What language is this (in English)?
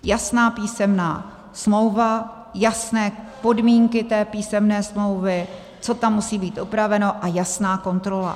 Czech